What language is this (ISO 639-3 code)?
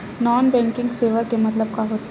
hne